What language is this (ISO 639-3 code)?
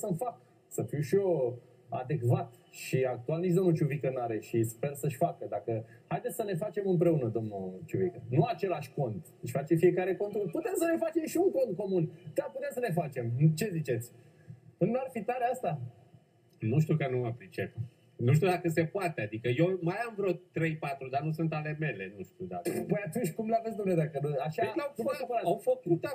ron